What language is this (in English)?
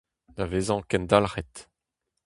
Breton